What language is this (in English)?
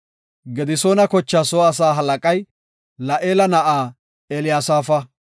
Gofa